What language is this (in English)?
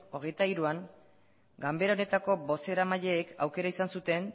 Basque